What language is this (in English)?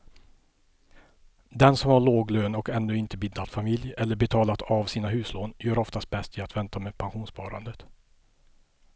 Swedish